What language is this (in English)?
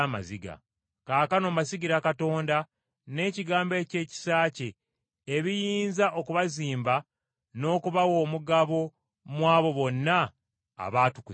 Ganda